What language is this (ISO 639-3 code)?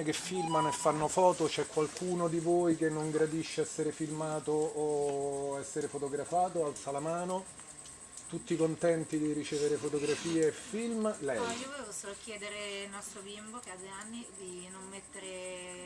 ita